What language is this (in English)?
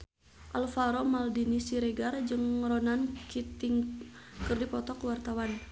Sundanese